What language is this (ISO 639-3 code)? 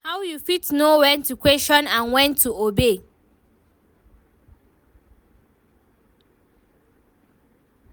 pcm